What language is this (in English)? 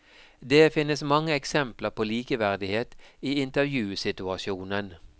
Norwegian